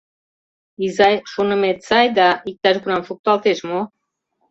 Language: Mari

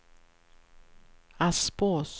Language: Swedish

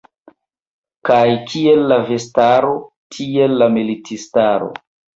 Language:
Esperanto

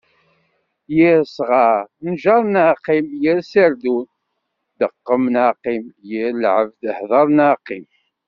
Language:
Kabyle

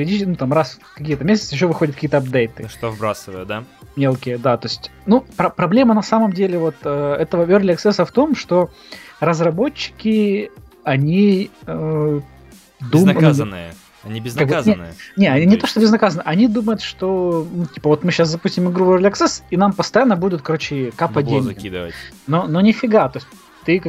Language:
Russian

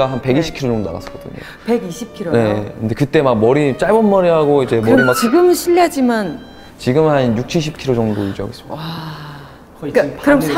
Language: Korean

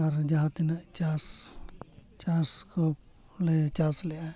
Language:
Santali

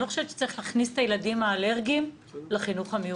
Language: Hebrew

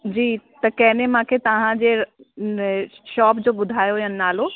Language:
Sindhi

